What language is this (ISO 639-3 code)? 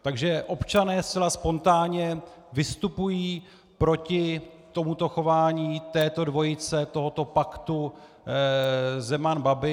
ces